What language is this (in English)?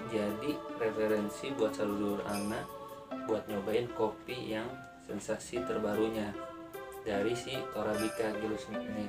Indonesian